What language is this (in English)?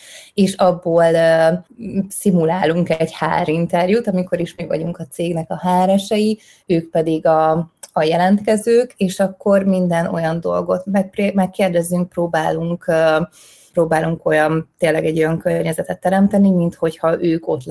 Hungarian